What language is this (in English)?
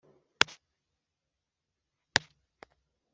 Kinyarwanda